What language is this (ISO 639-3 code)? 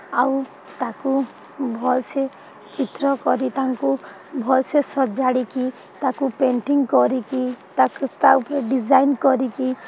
ori